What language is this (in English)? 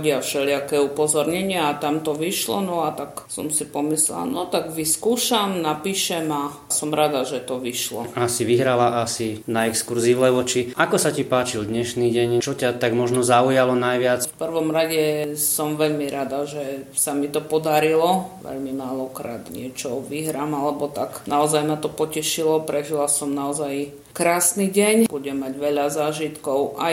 Slovak